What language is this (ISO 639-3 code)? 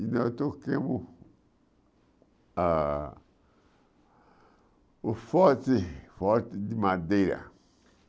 por